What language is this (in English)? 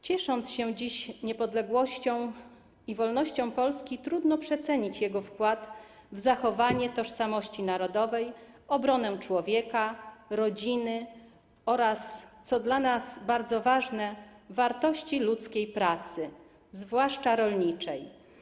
Polish